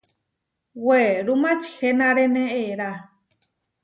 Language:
Huarijio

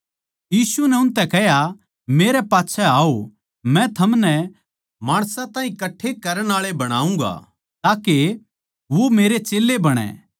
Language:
Haryanvi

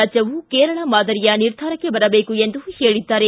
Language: Kannada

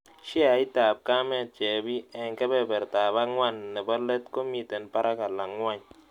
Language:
Kalenjin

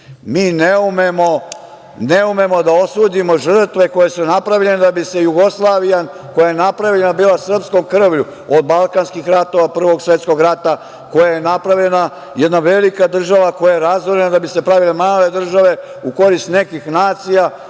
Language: Serbian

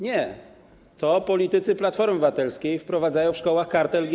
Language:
Polish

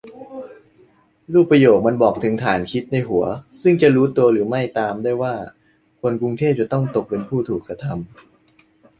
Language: Thai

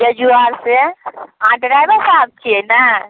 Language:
Maithili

